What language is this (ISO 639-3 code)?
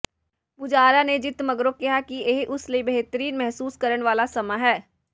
pan